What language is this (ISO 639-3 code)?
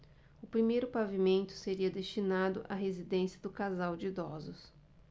por